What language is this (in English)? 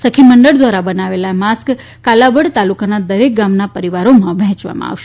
Gujarati